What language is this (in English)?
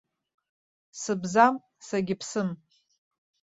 Abkhazian